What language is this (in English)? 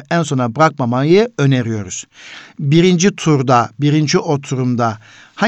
Turkish